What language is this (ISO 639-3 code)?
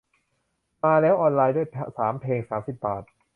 tha